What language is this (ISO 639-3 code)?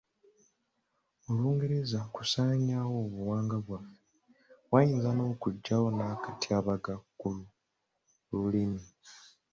lug